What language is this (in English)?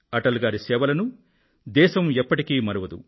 Telugu